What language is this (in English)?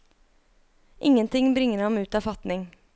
Norwegian